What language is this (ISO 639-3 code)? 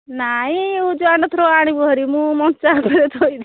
ori